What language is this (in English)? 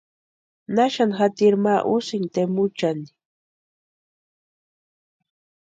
Western Highland Purepecha